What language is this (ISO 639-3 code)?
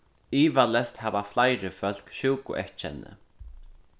fao